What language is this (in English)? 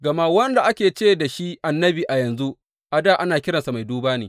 Hausa